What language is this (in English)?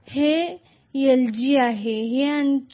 Marathi